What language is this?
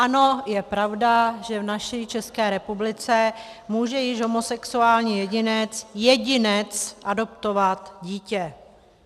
Czech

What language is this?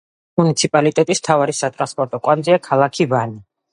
Georgian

